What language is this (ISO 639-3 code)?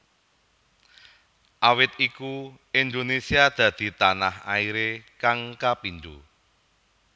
jav